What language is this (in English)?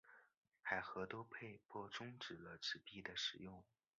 Chinese